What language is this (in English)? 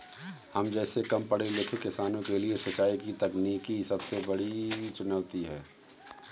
Hindi